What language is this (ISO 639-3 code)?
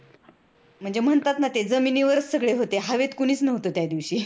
mar